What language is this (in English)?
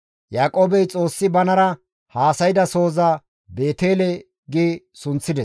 Gamo